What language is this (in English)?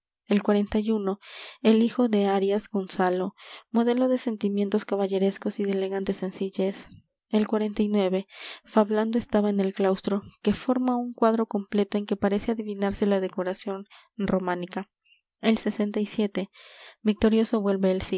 Spanish